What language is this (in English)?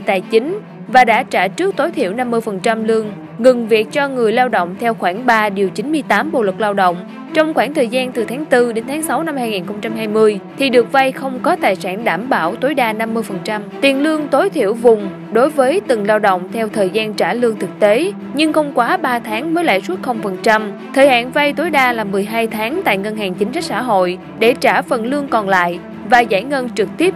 Vietnamese